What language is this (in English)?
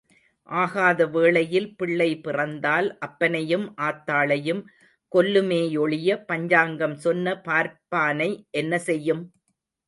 Tamil